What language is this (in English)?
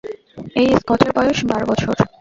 Bangla